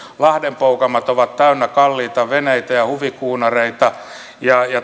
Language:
Finnish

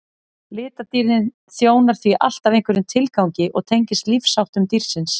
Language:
Icelandic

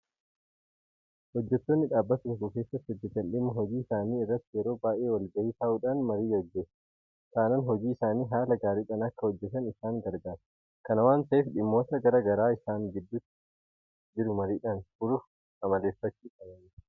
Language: Oromo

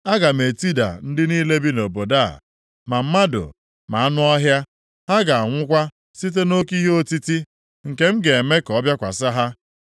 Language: Igbo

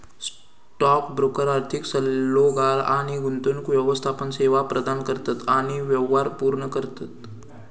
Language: Marathi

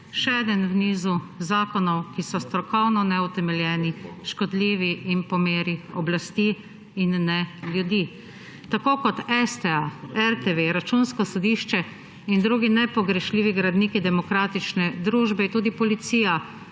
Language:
Slovenian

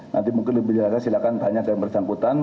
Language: Indonesian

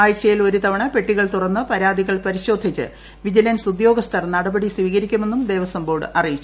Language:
Malayalam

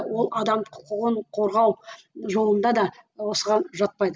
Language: Kazakh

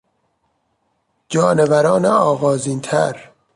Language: Persian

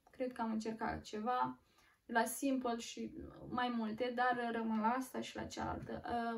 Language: Romanian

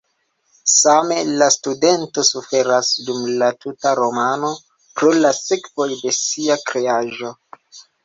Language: Esperanto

